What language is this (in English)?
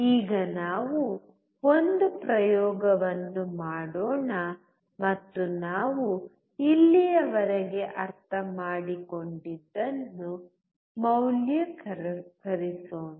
Kannada